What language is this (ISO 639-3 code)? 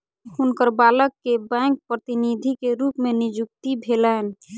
mai